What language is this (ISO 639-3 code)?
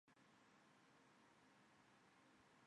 zho